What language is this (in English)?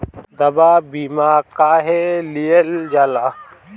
Bhojpuri